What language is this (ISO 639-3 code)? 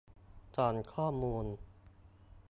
tha